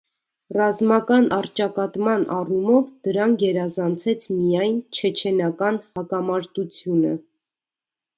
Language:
Armenian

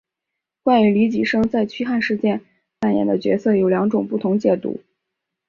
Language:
Chinese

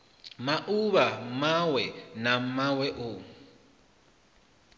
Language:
Venda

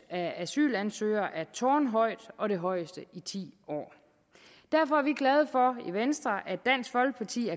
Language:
Danish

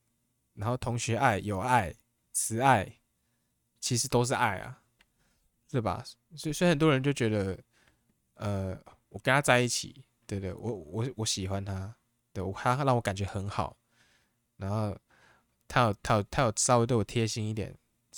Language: Chinese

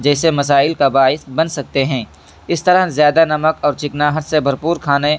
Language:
Urdu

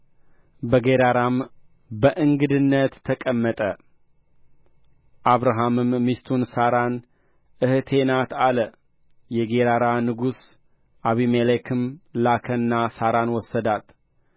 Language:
Amharic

